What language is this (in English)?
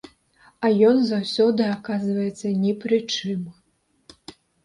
Belarusian